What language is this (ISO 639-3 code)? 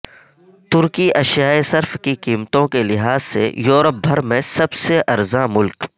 urd